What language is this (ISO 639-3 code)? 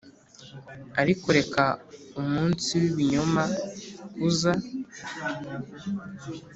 kin